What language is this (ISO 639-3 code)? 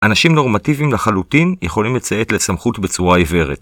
heb